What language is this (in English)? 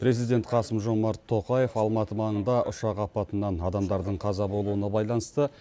Kazakh